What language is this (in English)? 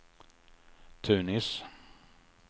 Swedish